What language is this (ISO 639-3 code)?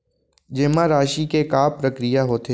hne